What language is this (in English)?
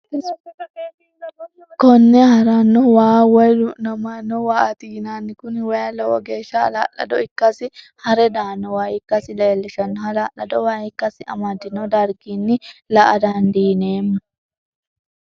Sidamo